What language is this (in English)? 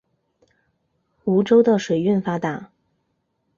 Chinese